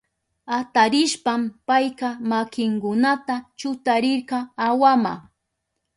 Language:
Southern Pastaza Quechua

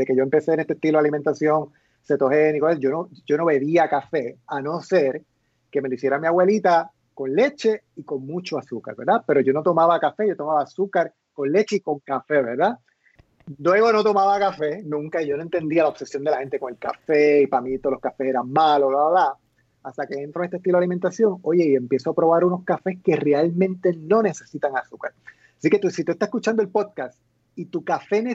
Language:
Spanish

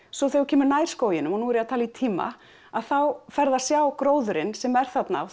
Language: Icelandic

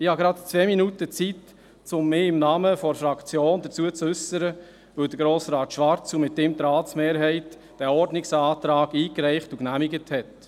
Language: Swiss German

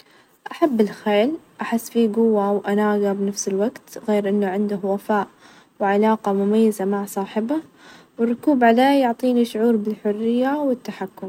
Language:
Najdi Arabic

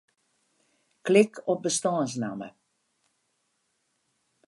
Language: Western Frisian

